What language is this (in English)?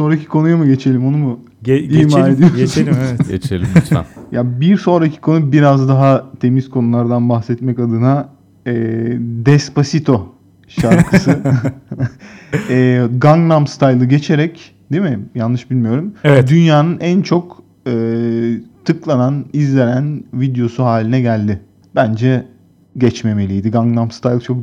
Turkish